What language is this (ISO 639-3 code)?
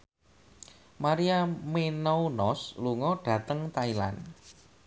jav